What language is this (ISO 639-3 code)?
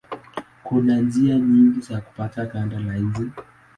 swa